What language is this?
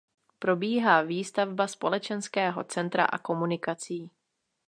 Czech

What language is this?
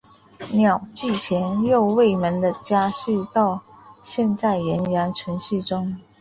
Chinese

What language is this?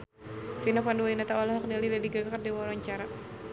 Sundanese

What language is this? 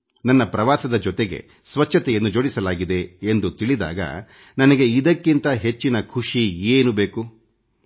Kannada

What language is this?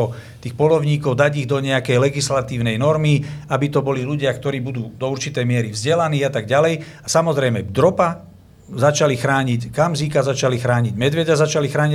Slovak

